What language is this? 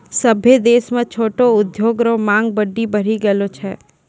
Maithili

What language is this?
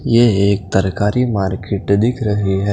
Hindi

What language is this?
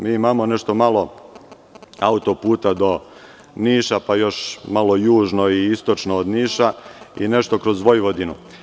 Serbian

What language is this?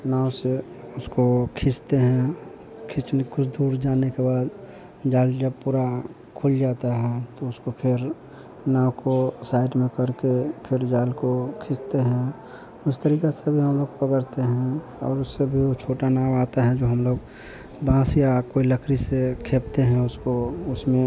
Hindi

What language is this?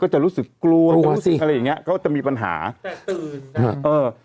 Thai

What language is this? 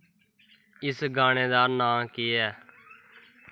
Dogri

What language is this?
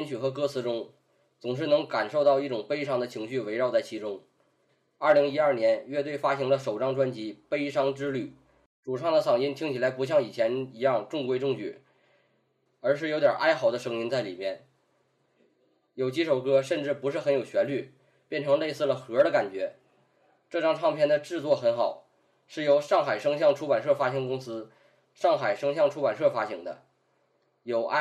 Chinese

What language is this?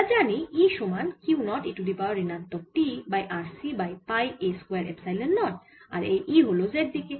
Bangla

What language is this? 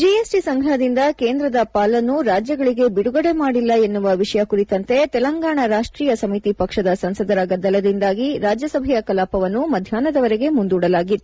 Kannada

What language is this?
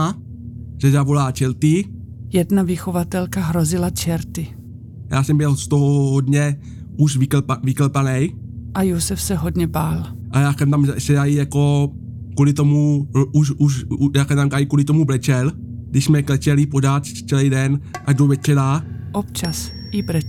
Czech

